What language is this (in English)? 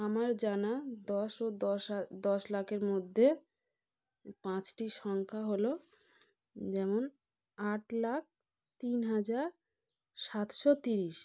Bangla